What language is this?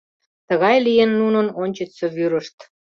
Mari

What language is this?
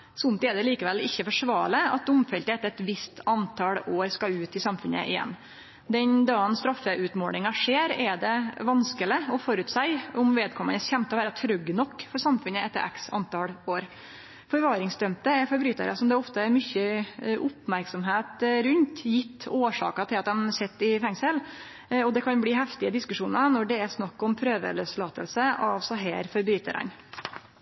Norwegian Nynorsk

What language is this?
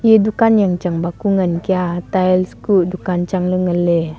Wancho Naga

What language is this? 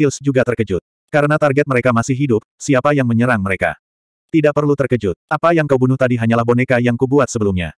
Indonesian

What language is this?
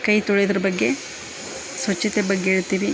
Kannada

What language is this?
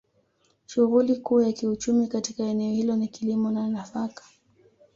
Swahili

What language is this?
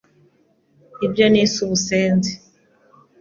Kinyarwanda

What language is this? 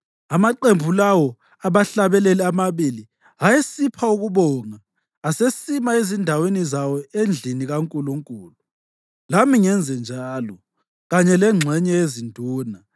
North Ndebele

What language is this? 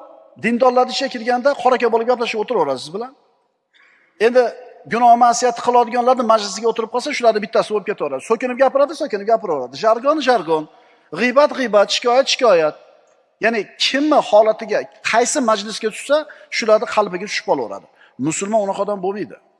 Turkish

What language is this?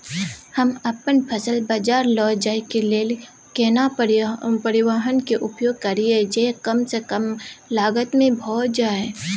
Maithili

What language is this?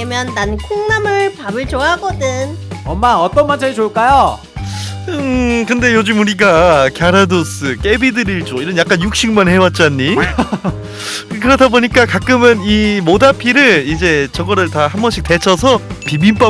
Korean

